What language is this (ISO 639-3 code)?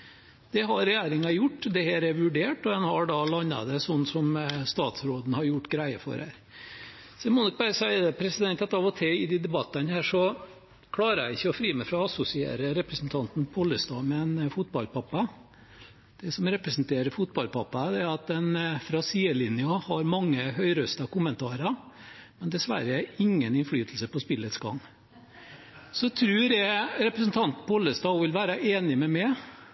nob